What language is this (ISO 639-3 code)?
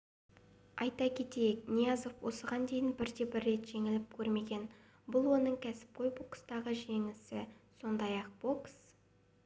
kaz